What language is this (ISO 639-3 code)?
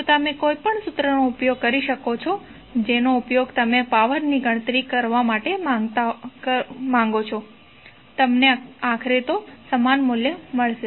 guj